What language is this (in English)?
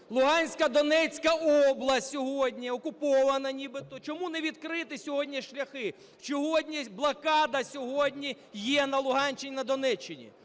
Ukrainian